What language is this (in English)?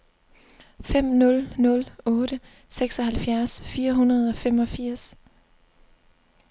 Danish